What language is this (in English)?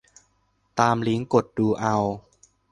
Thai